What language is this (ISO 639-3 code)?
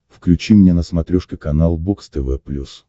rus